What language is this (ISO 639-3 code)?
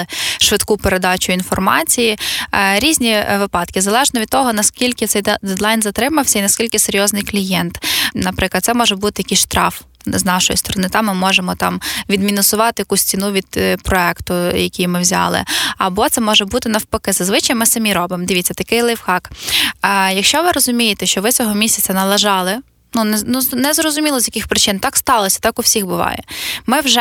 ukr